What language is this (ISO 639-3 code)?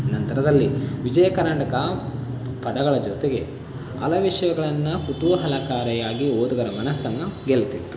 kan